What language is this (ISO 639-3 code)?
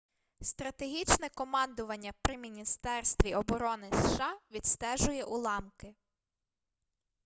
ukr